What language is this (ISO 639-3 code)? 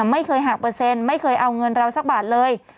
tha